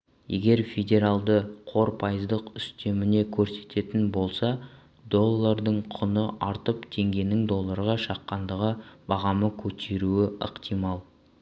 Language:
Kazakh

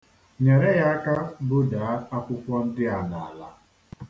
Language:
Igbo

